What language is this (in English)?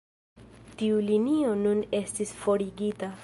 Esperanto